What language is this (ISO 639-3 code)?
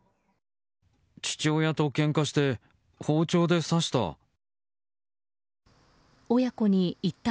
jpn